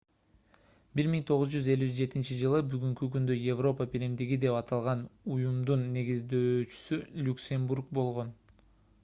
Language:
Kyrgyz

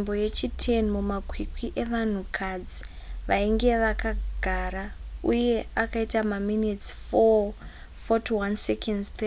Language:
Shona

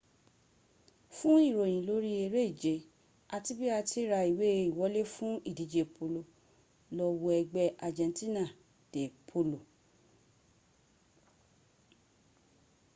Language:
Yoruba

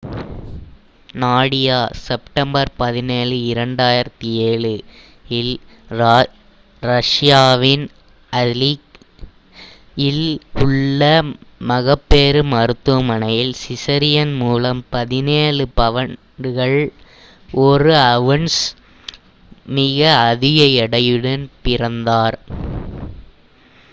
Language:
Tamil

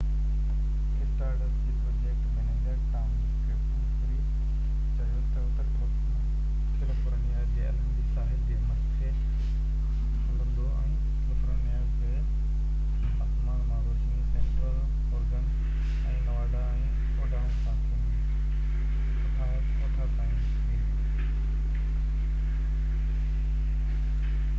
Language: Sindhi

